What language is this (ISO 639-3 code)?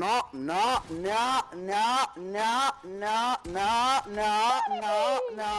ita